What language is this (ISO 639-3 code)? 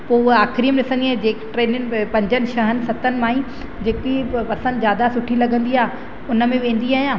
snd